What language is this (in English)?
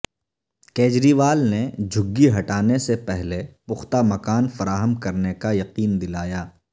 Urdu